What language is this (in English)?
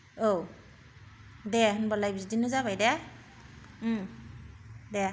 Bodo